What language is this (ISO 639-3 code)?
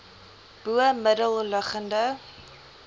afr